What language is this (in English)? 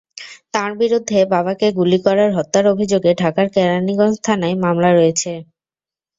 Bangla